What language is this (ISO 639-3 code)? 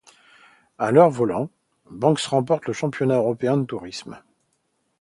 fra